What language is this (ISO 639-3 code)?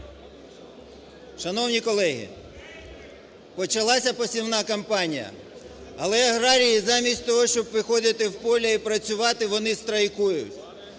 ukr